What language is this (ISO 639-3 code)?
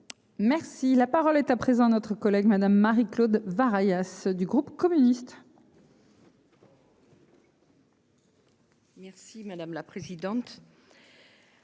fra